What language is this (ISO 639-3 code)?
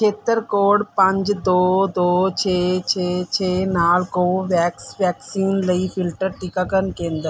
pan